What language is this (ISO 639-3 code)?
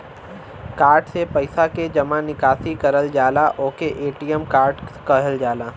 bho